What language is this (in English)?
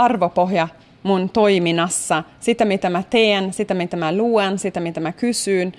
Finnish